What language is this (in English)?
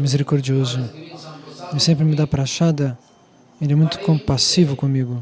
Portuguese